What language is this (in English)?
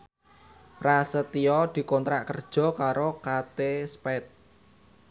Javanese